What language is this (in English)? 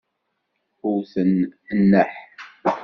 Kabyle